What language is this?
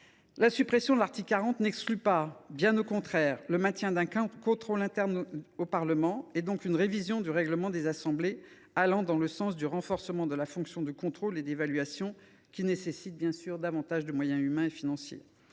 French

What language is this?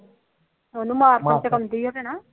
Punjabi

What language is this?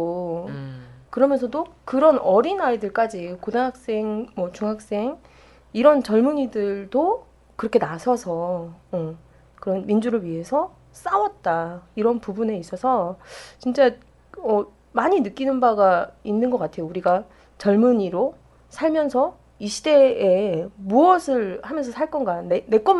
Korean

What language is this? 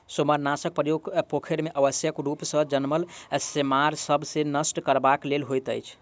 Maithili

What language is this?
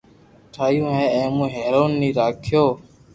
Loarki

